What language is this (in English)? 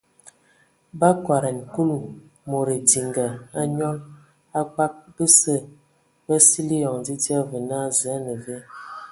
Ewondo